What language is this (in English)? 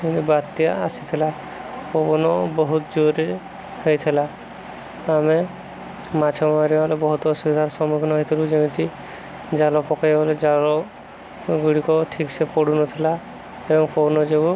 Odia